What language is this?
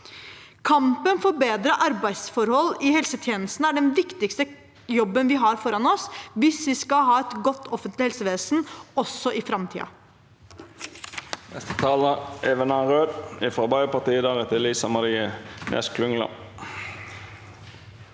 Norwegian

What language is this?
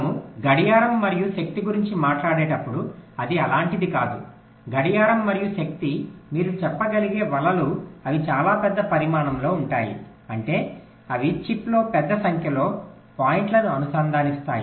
Telugu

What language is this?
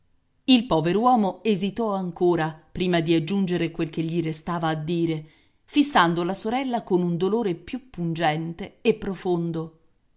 Italian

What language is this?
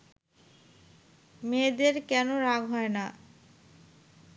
Bangla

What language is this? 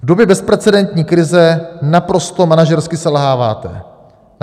Czech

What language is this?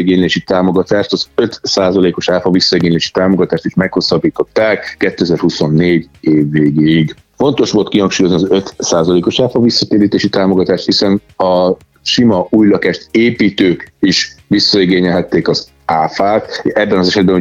Hungarian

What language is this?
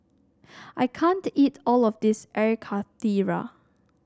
English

